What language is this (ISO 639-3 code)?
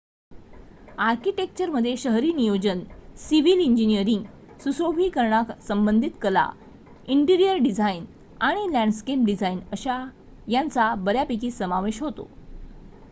mar